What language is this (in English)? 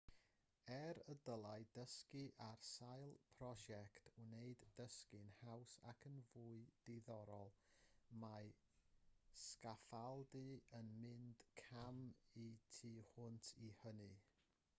Welsh